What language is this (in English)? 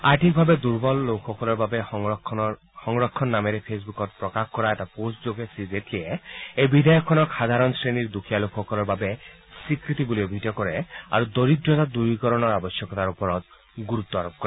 Assamese